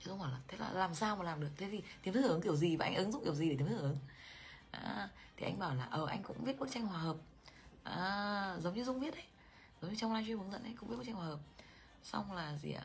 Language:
Vietnamese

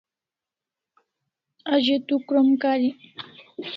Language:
Kalasha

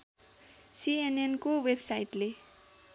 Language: Nepali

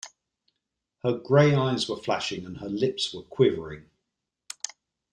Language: English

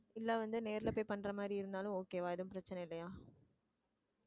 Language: Tamil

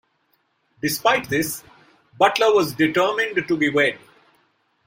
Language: English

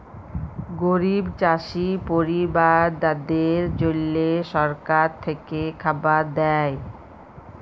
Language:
Bangla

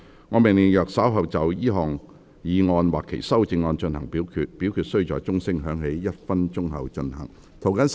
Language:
Cantonese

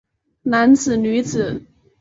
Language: Chinese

